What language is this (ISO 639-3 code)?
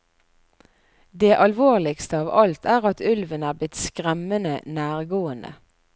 nor